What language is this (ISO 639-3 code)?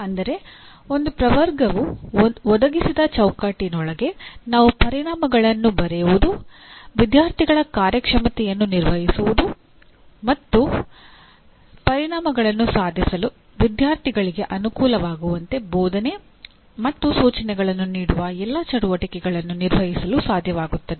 kan